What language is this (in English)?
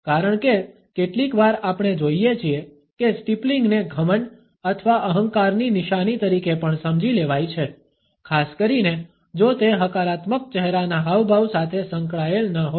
Gujarati